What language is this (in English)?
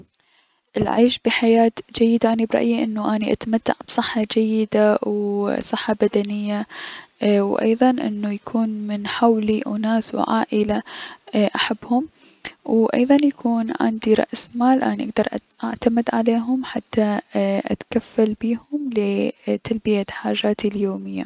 Mesopotamian Arabic